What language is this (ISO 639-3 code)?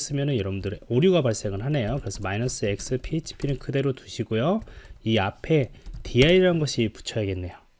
kor